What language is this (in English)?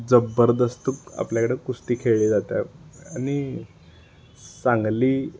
Marathi